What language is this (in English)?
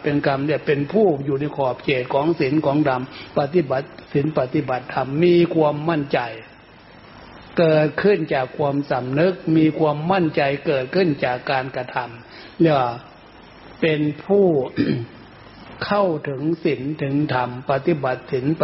Thai